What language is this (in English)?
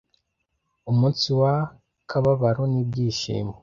Kinyarwanda